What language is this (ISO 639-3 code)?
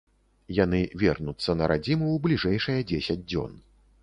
bel